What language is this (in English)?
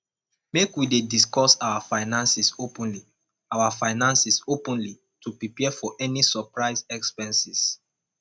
Nigerian Pidgin